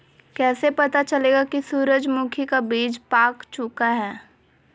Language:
Magahi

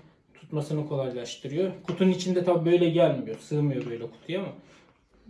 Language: Turkish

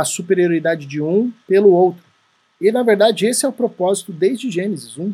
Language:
Portuguese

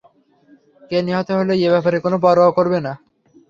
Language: Bangla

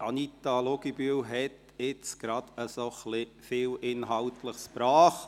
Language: Swiss German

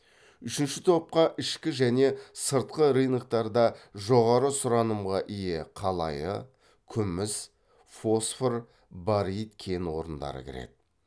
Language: Kazakh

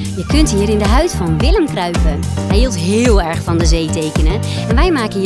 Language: Dutch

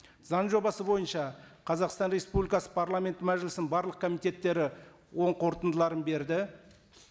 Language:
Kazakh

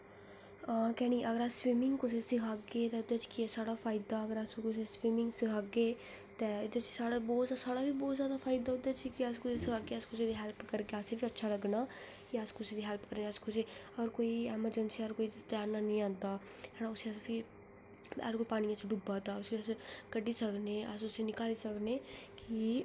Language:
Dogri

